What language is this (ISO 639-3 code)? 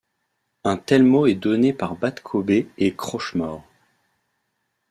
fra